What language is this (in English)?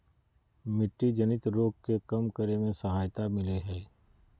Magahi